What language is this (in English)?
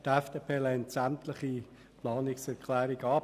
Swiss German